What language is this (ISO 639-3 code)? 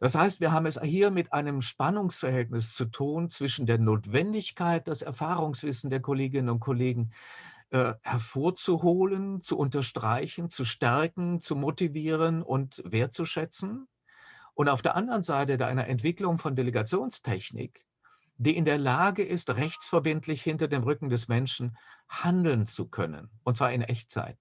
deu